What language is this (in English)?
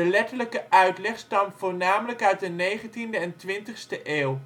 Dutch